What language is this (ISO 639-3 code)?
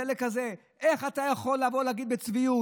heb